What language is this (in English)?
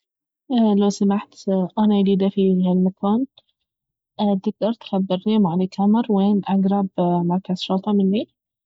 Baharna Arabic